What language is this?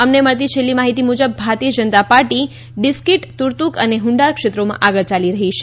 Gujarati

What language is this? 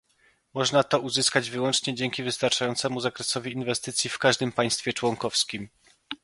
Polish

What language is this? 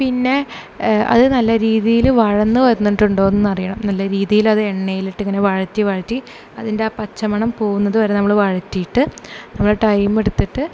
Malayalam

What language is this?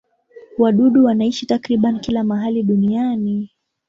Swahili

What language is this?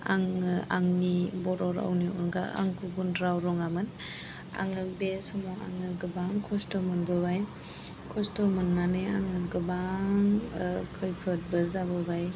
Bodo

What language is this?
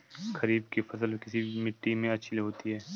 Hindi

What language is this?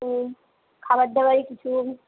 Bangla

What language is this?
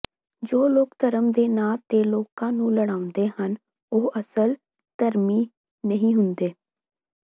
Punjabi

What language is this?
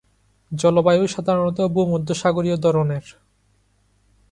Bangla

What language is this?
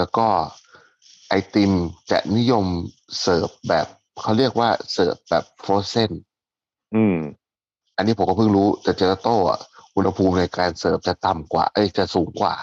Thai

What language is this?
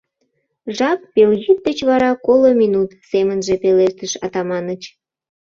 Mari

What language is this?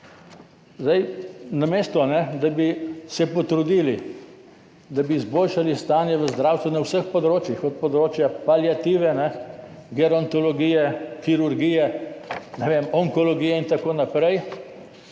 Slovenian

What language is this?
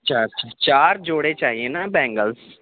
Urdu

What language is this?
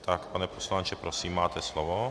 Czech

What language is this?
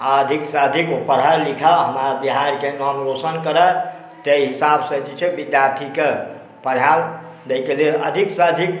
Maithili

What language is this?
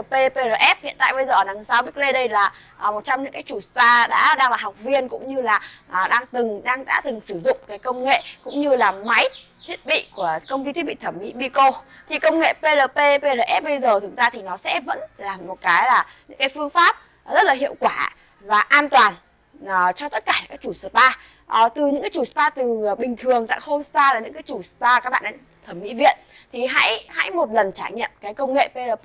Vietnamese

